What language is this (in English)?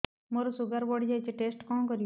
Odia